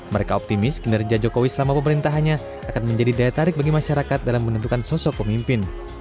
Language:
Indonesian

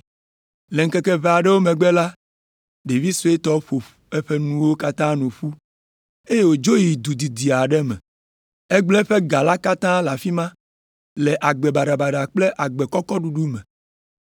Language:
Ewe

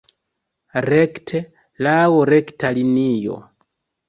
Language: Esperanto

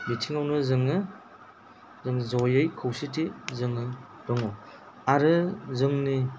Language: Bodo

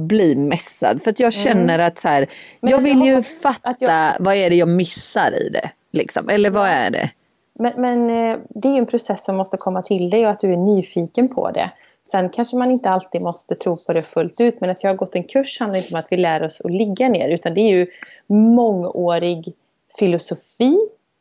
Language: Swedish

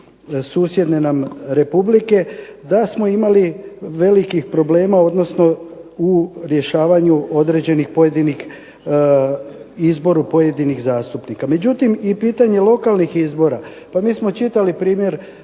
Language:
Croatian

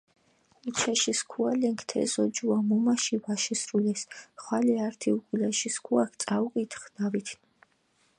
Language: Mingrelian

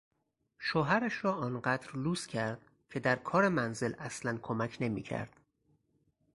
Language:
Persian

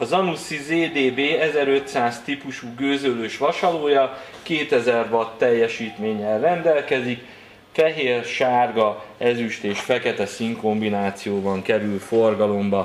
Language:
Hungarian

